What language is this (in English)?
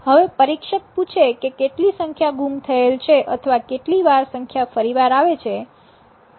Gujarati